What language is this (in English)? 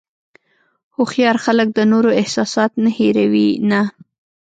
Pashto